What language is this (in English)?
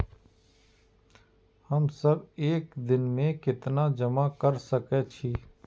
Maithili